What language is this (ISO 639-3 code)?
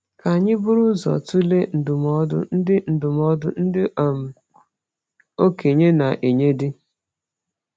ibo